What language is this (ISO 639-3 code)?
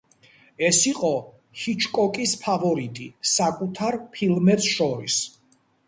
kat